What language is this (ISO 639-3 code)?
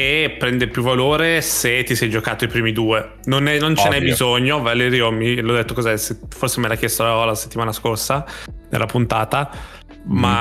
ita